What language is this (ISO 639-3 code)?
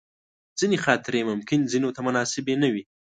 pus